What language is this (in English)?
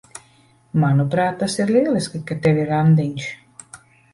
Latvian